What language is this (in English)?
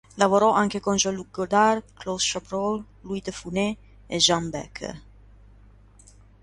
Italian